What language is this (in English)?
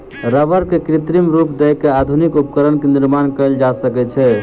Maithili